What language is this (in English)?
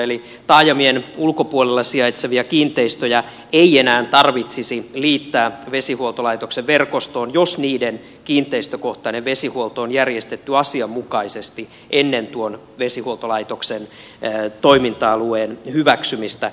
Finnish